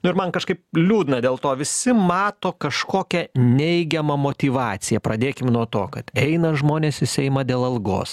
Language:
Lithuanian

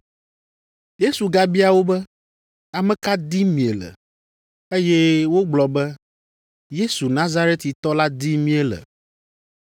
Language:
Ewe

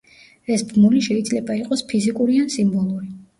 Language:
Georgian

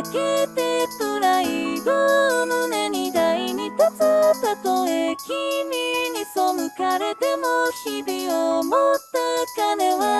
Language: Japanese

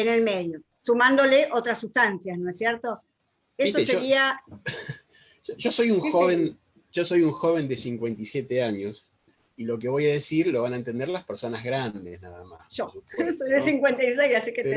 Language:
Spanish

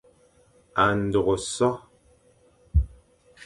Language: Fang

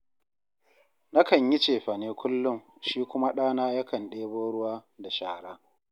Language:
Hausa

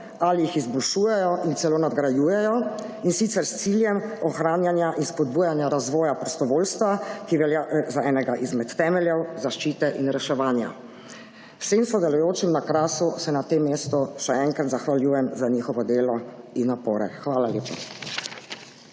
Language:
Slovenian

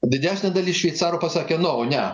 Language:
Lithuanian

